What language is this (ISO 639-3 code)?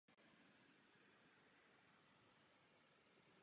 ces